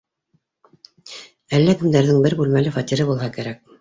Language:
Bashkir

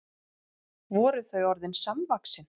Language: Icelandic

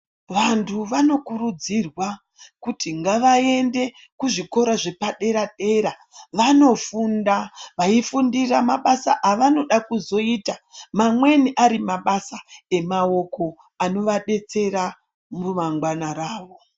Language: Ndau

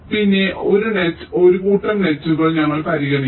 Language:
Malayalam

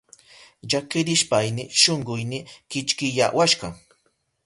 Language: Southern Pastaza Quechua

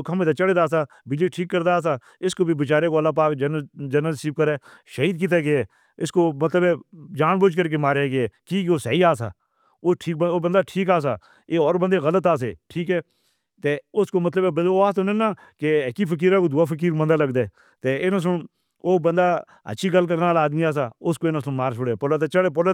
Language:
Northern Hindko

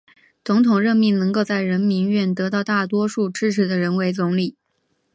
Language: Chinese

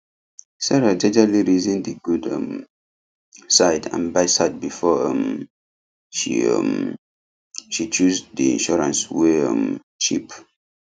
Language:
Nigerian Pidgin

